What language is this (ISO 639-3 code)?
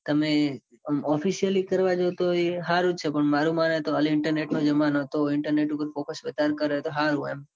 guj